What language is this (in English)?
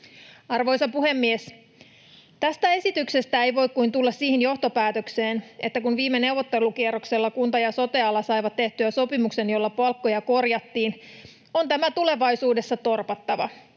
Finnish